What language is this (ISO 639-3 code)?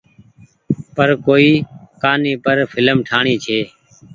gig